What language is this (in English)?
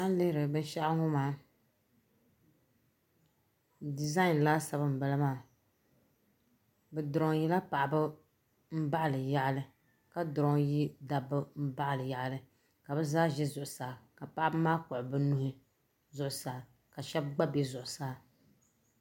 Dagbani